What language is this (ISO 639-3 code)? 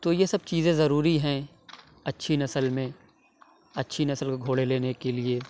urd